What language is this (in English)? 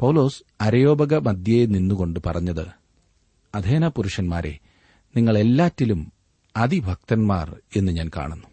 Malayalam